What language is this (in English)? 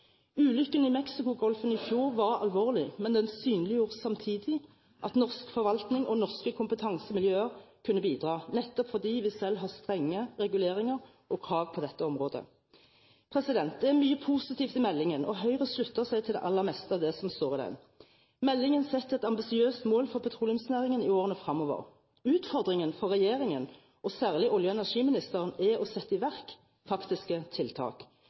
Norwegian Bokmål